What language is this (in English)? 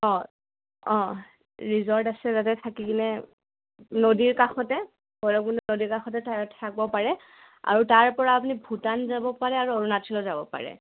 Assamese